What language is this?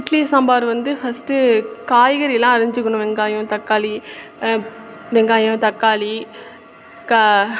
Tamil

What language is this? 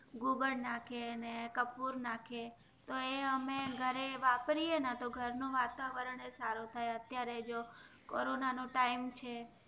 Gujarati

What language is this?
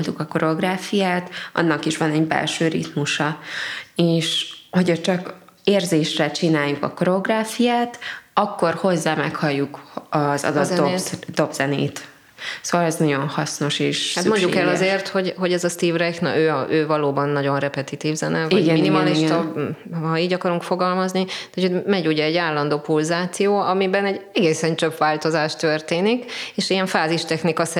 Hungarian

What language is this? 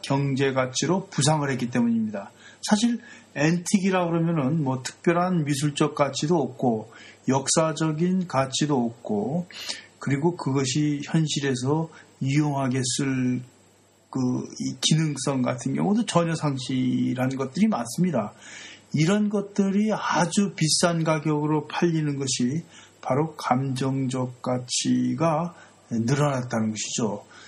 Korean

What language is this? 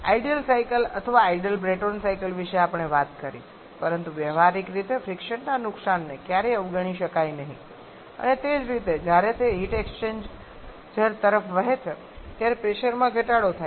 Gujarati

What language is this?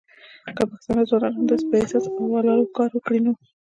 Pashto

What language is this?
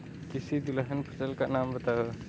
Hindi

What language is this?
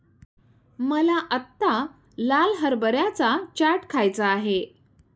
Marathi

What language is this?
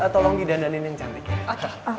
Indonesian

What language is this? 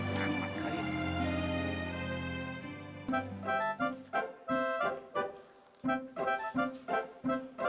Indonesian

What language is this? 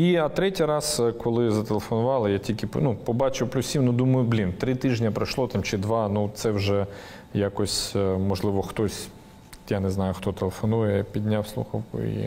Ukrainian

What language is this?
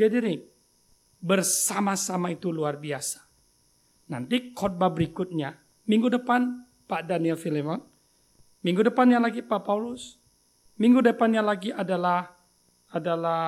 Indonesian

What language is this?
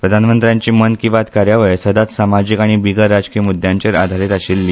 Konkani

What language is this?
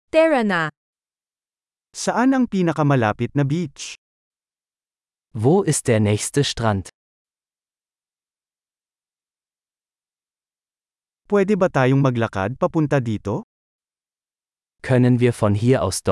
Filipino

